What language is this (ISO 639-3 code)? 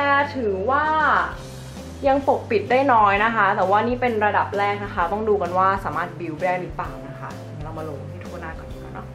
tha